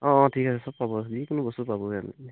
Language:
Assamese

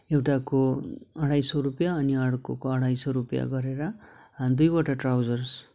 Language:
Nepali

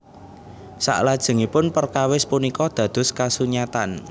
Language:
Javanese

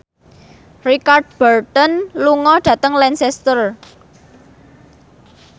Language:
Javanese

